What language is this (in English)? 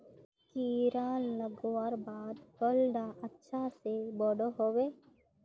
Magahi